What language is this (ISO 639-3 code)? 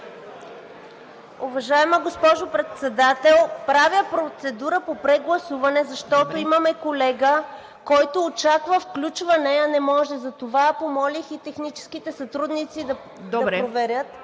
bul